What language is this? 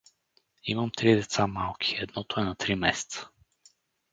Bulgarian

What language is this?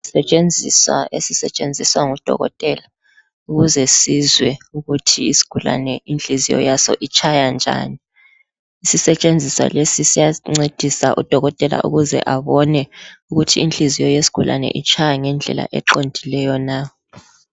North Ndebele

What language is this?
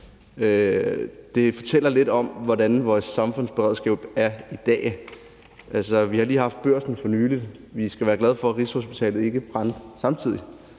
Danish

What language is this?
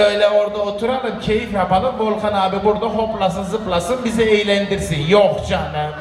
Turkish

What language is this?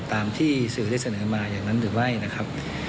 Thai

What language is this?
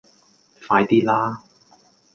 Cantonese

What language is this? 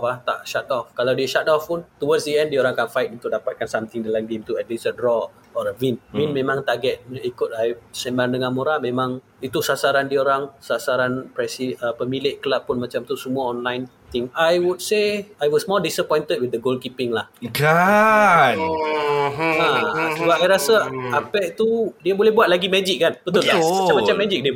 Malay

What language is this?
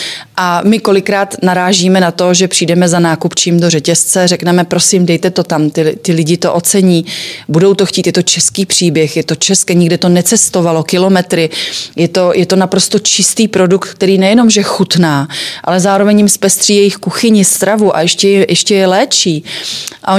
Czech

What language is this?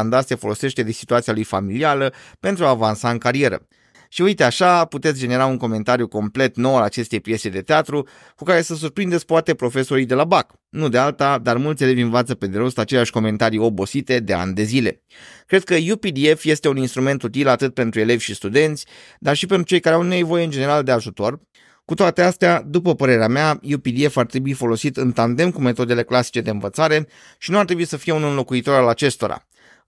Romanian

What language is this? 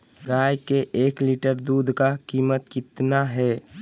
Magahi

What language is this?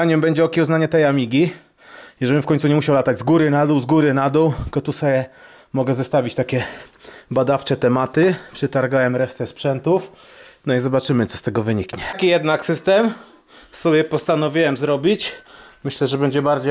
Polish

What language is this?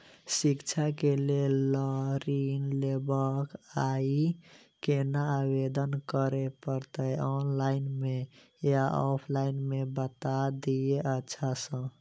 Maithili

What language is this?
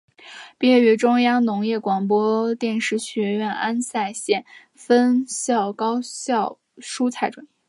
Chinese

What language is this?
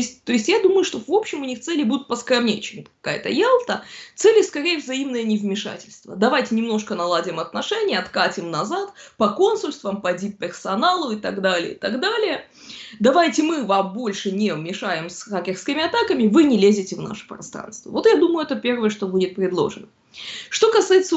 Russian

